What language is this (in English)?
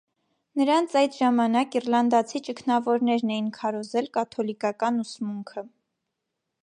Armenian